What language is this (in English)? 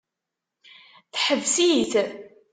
Kabyle